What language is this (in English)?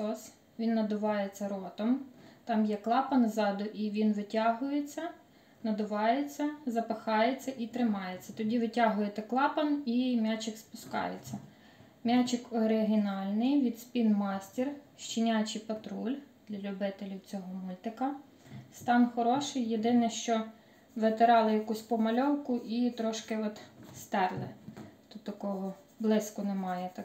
Ukrainian